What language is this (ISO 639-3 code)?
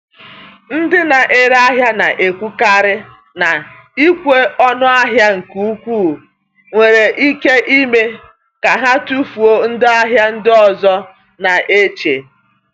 ibo